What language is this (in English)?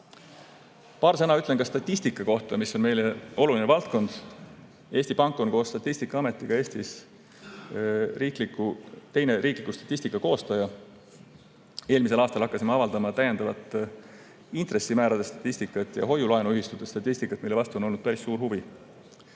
Estonian